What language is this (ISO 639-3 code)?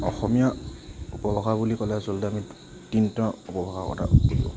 asm